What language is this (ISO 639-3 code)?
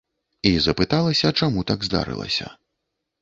bel